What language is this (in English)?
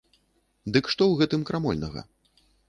Belarusian